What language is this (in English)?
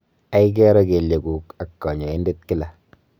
Kalenjin